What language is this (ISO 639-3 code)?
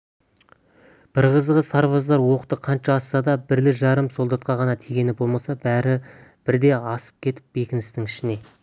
kaz